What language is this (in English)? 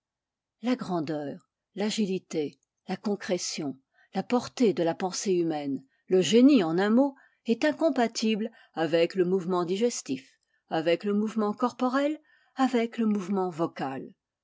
French